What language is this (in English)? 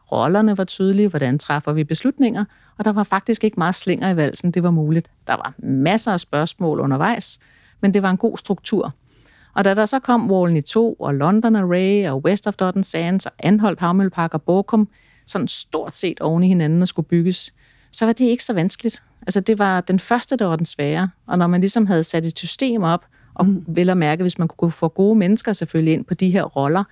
Danish